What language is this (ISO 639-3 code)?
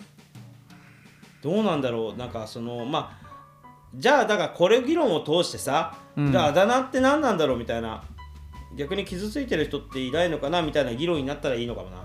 jpn